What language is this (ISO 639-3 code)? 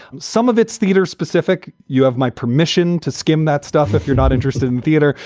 eng